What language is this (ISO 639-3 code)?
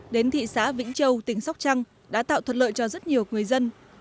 vie